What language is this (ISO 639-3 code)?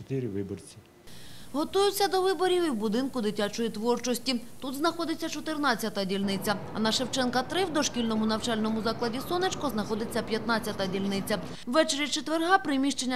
ukr